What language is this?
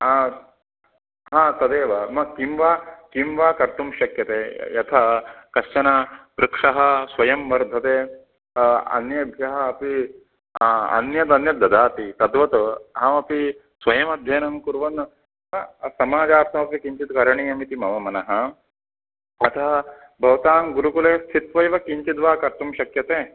Sanskrit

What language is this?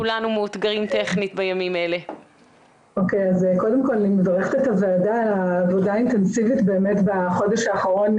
Hebrew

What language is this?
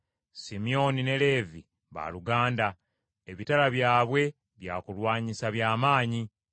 Ganda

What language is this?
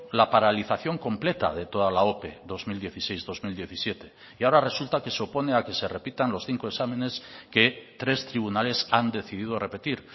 Spanish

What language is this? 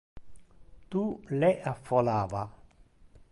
Interlingua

